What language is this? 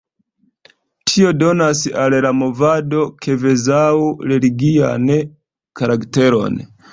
Esperanto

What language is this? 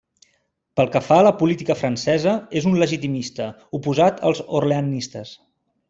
Catalan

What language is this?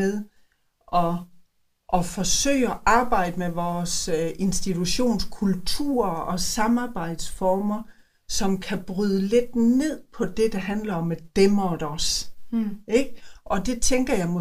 Danish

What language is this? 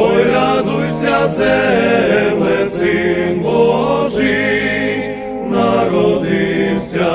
Ukrainian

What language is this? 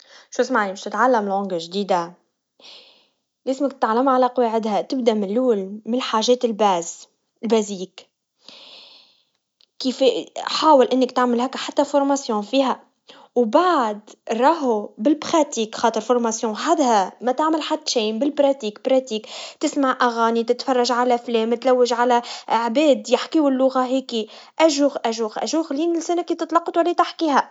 Tunisian Arabic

